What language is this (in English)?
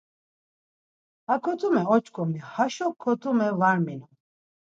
Laz